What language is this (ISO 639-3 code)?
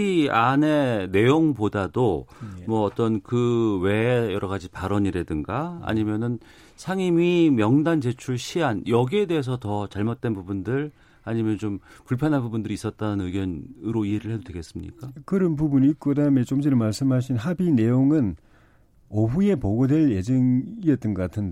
kor